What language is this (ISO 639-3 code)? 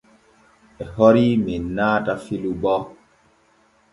fue